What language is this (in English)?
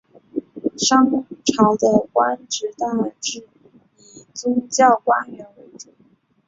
Chinese